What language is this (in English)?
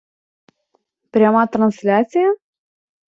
Ukrainian